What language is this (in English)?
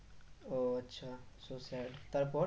Bangla